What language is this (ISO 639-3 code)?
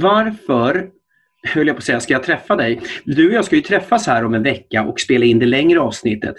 swe